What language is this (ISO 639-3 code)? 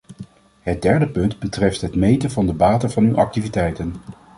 nld